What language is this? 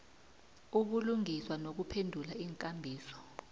South Ndebele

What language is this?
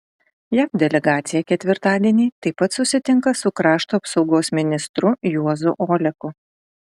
Lithuanian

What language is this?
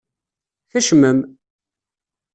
Kabyle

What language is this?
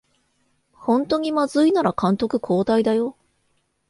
Japanese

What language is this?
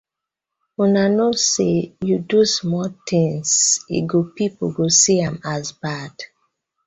Nigerian Pidgin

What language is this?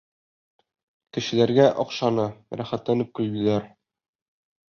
Bashkir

